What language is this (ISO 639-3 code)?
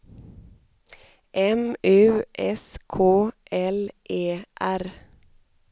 swe